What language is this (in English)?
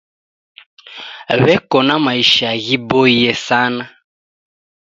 Taita